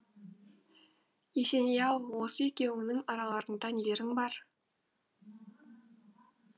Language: Kazakh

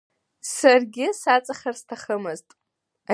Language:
Abkhazian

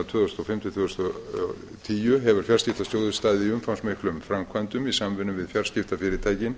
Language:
Icelandic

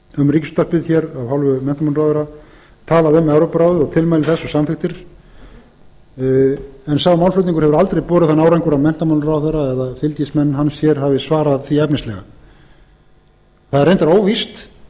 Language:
Icelandic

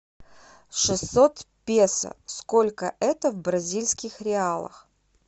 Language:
Russian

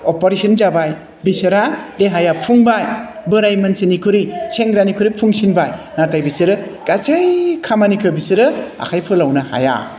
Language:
Bodo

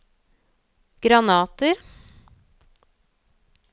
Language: Norwegian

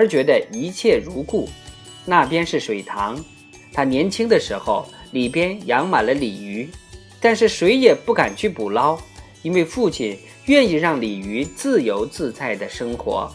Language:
Chinese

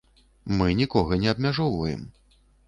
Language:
Belarusian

